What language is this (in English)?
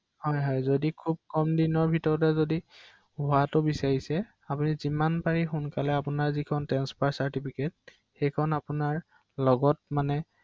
Assamese